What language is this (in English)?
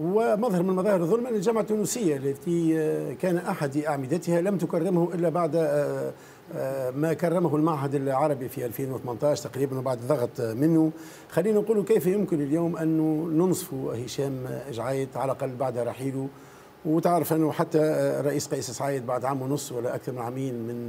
Arabic